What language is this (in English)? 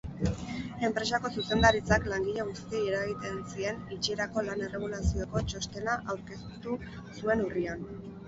Basque